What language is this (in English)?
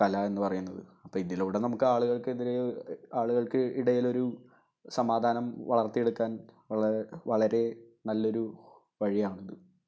Malayalam